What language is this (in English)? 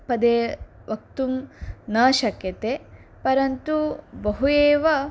Sanskrit